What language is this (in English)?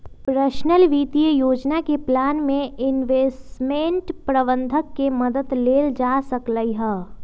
Magahi